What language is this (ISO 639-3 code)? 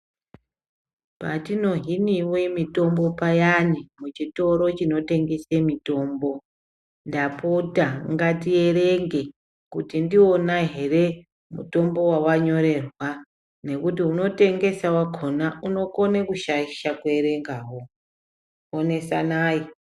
ndc